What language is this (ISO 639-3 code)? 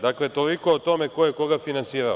srp